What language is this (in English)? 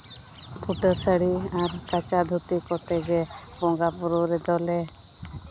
Santali